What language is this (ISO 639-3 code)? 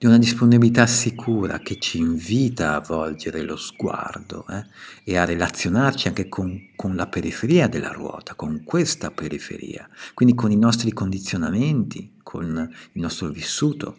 ita